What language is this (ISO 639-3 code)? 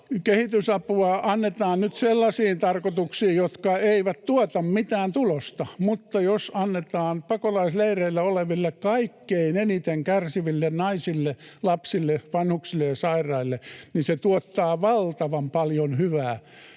fin